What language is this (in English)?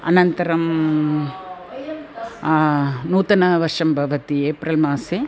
Sanskrit